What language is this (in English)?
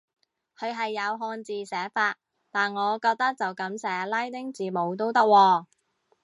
Cantonese